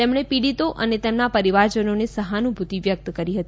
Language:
Gujarati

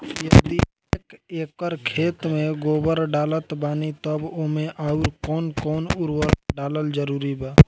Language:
Bhojpuri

